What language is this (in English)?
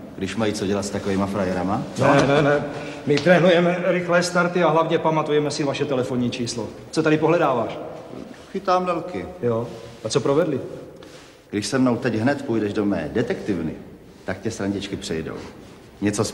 Czech